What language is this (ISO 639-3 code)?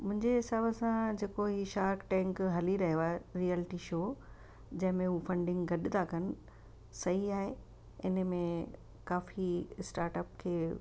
snd